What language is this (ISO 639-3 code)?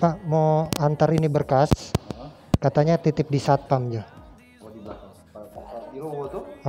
ind